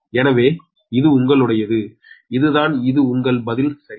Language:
Tamil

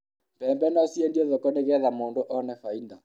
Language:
Kikuyu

